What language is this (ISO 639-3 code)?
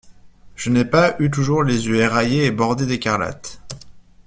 fra